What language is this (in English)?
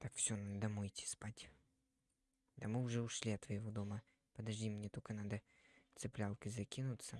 Russian